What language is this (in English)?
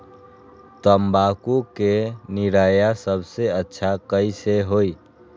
Magahi